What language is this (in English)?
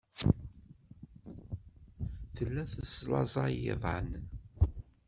Kabyle